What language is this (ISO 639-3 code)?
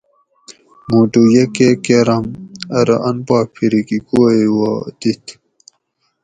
gwc